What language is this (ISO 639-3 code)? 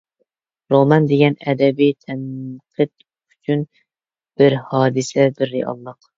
uig